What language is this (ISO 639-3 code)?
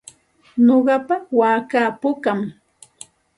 qxt